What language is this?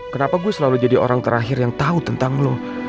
Indonesian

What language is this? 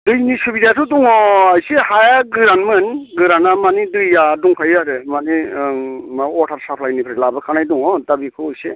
Bodo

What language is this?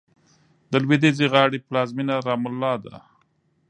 Pashto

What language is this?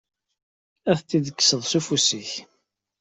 Kabyle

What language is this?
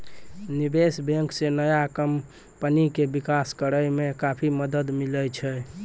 Maithili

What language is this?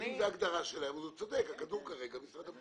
Hebrew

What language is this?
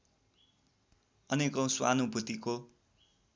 Nepali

